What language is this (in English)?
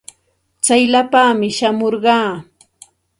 Santa Ana de Tusi Pasco Quechua